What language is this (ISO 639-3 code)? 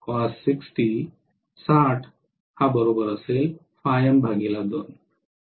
mar